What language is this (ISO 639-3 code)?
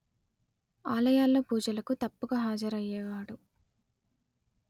tel